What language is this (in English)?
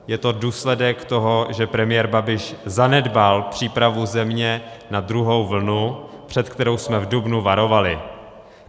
Czech